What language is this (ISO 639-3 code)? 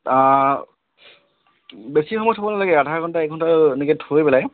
asm